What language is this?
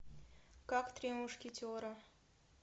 Russian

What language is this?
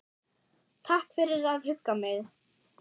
Icelandic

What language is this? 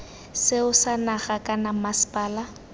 Tswana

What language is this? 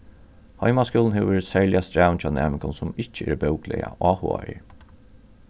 Faroese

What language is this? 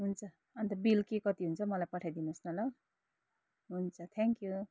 Nepali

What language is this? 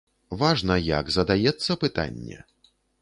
Belarusian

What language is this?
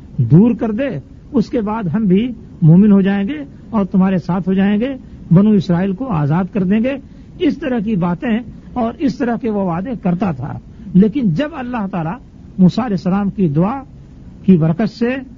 Urdu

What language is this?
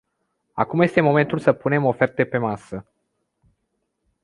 Romanian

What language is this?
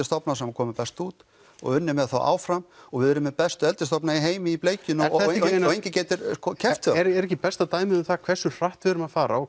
Icelandic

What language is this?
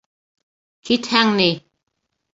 Bashkir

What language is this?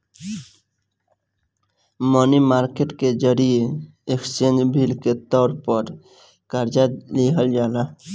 Bhojpuri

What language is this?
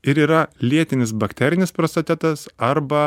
Lithuanian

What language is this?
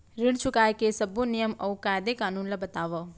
Chhattisgarhi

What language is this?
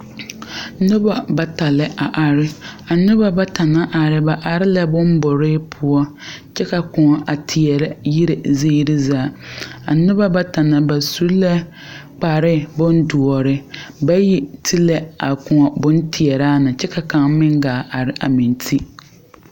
Southern Dagaare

